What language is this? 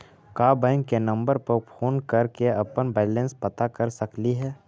Magahi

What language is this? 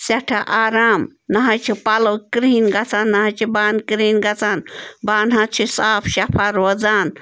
Kashmiri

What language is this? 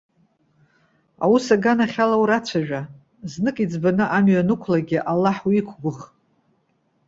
Abkhazian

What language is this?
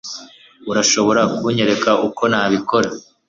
Kinyarwanda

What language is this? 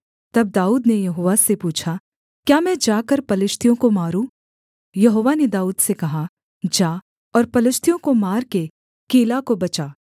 Hindi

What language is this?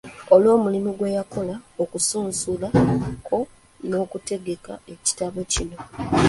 Ganda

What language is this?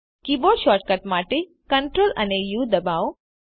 Gujarati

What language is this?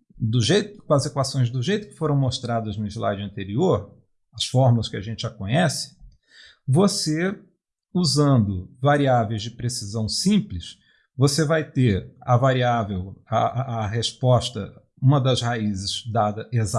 Portuguese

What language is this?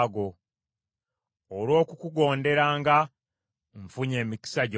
Ganda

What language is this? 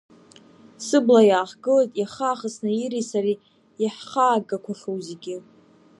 Abkhazian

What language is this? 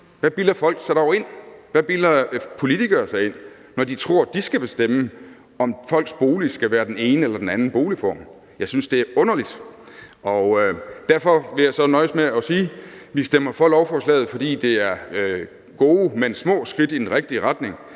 Danish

